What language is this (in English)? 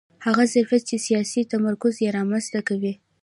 Pashto